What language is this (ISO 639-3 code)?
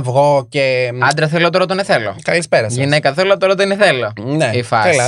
ell